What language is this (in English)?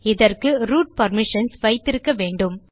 Tamil